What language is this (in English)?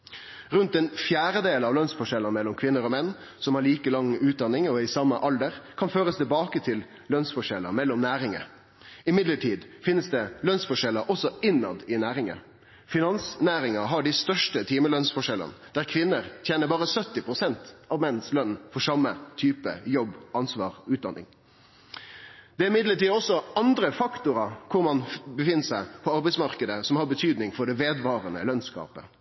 Norwegian Nynorsk